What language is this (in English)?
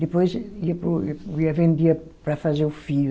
Portuguese